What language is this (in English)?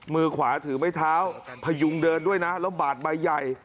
Thai